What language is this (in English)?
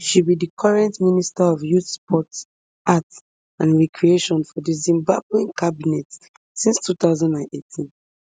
Nigerian Pidgin